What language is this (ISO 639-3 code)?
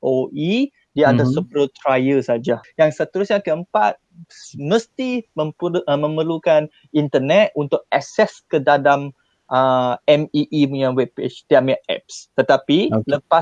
msa